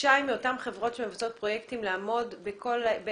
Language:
Hebrew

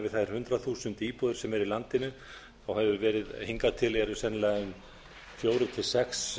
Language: Icelandic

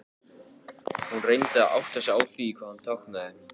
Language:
Icelandic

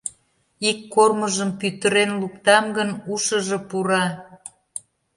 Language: Mari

